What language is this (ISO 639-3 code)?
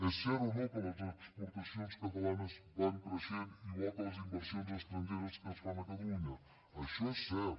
cat